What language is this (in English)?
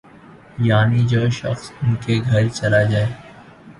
Urdu